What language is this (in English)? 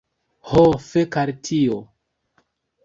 Esperanto